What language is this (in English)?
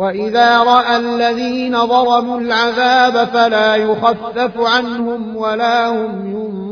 Arabic